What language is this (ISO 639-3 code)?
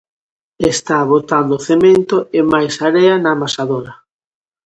glg